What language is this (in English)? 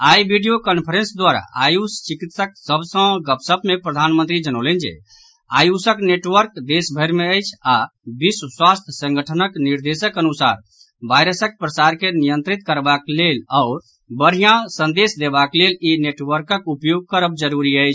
Maithili